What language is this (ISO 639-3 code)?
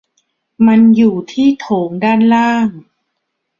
tha